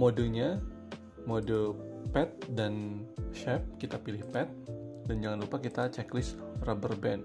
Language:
Indonesian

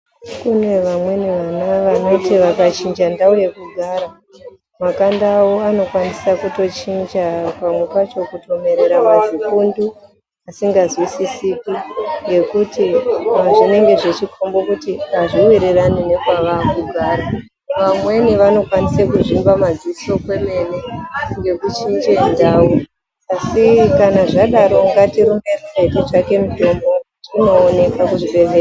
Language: Ndau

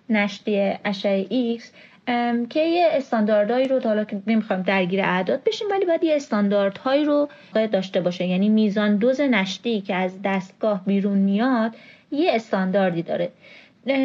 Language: Persian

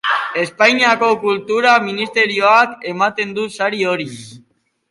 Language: Basque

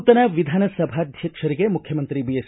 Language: Kannada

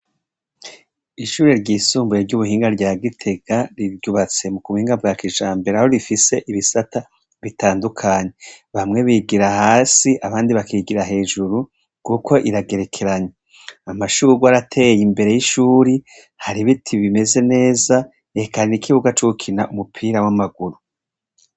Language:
Rundi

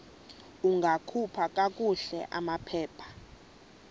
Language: Xhosa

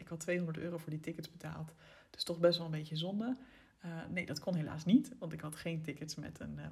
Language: Dutch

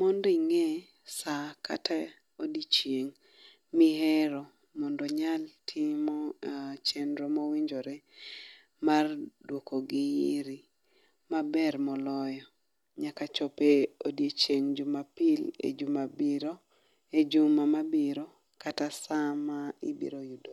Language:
Luo (Kenya and Tanzania)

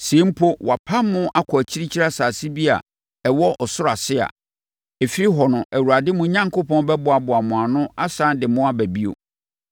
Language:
Akan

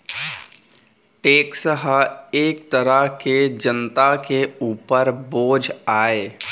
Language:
Chhattisgarhi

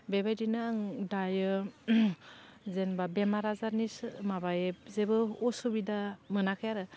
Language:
Bodo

